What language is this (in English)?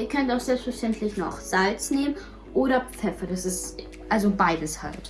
German